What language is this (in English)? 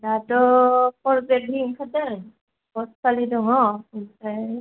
Bodo